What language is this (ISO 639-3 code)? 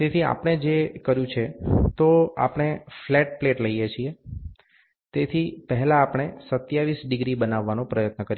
guj